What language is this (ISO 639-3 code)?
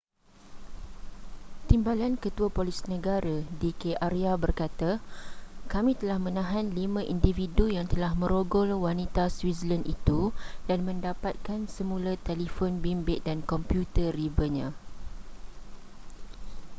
msa